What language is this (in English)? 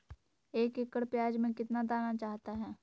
Magahi